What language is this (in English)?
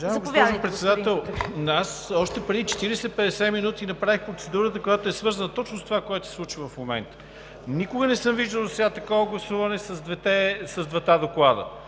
Bulgarian